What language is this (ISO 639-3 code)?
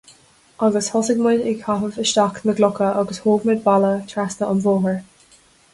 gle